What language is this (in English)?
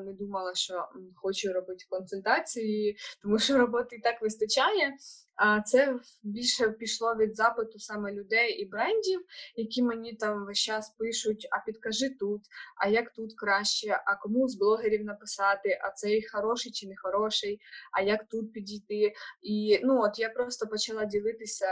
Ukrainian